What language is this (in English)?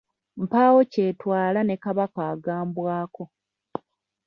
Ganda